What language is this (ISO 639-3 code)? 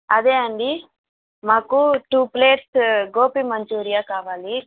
tel